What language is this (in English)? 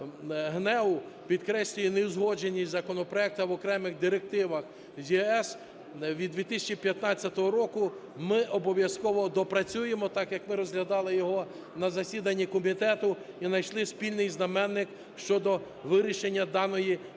Ukrainian